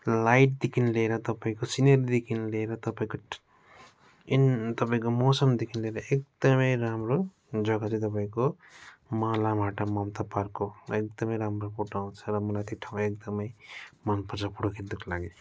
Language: Nepali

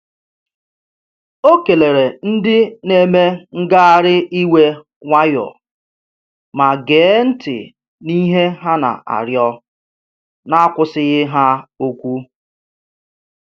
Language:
Igbo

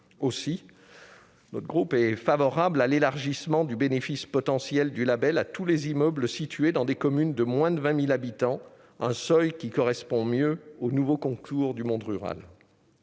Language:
French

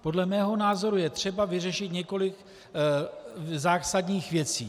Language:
Czech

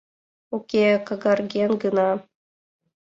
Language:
Mari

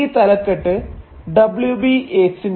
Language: Malayalam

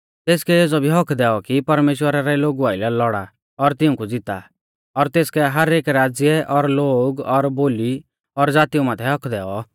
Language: Mahasu Pahari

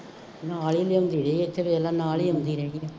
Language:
Punjabi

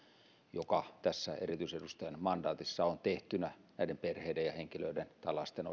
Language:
Finnish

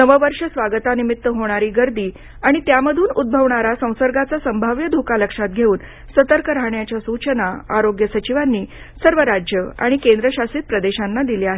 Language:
Marathi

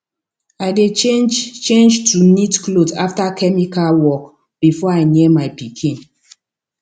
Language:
Nigerian Pidgin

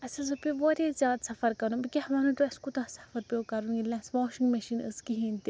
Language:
Kashmiri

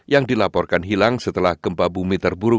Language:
Indonesian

